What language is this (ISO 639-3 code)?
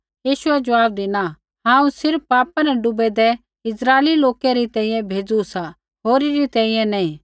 kfx